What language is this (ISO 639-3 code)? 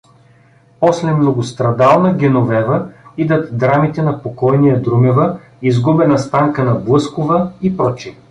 bul